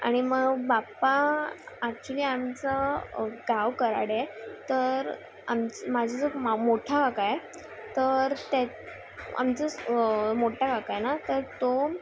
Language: Marathi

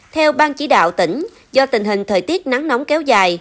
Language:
Vietnamese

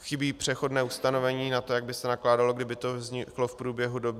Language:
Czech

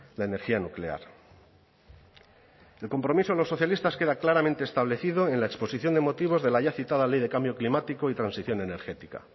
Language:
Spanish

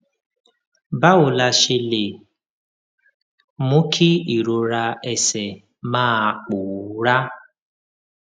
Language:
Yoruba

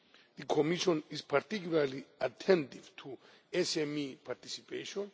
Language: English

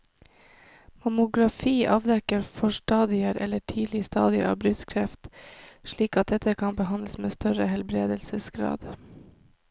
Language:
Norwegian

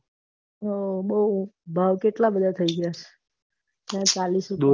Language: Gujarati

